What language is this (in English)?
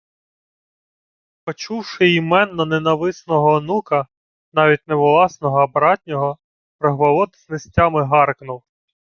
Ukrainian